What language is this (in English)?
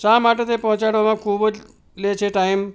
Gujarati